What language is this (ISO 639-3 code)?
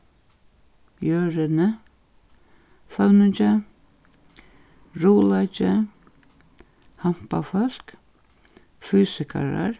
fao